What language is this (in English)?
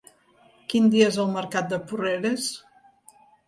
Catalan